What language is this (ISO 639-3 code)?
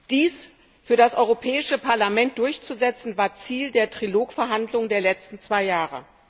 deu